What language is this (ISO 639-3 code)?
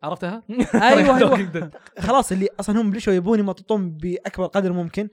ara